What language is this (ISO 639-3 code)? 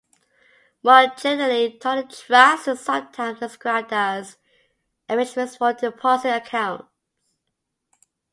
eng